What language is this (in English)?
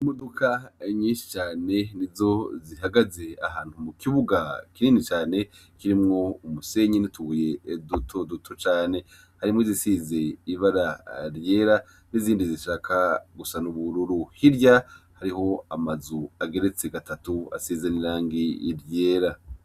Rundi